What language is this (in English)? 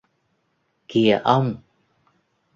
Vietnamese